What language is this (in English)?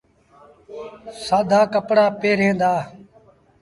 Sindhi Bhil